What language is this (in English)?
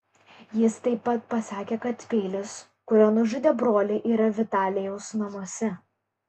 Lithuanian